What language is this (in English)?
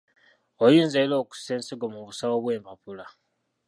Ganda